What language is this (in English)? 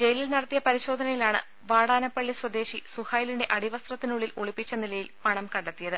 Malayalam